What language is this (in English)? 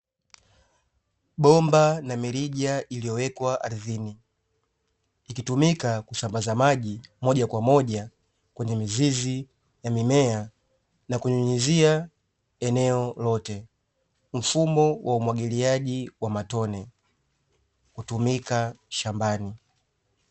Swahili